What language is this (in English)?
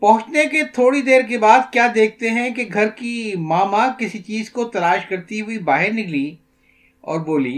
Urdu